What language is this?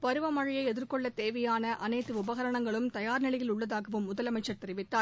Tamil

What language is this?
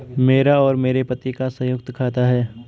Hindi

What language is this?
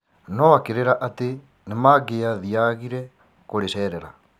Kikuyu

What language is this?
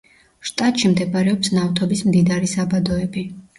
Georgian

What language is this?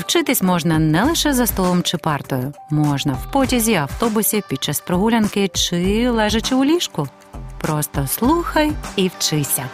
Ukrainian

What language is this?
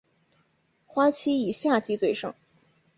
Chinese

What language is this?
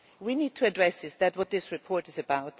English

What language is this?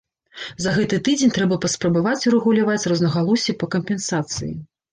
Belarusian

